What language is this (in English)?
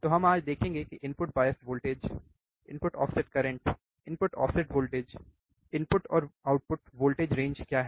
Hindi